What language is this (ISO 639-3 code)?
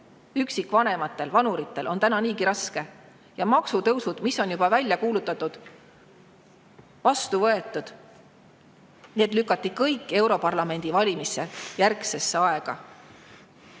est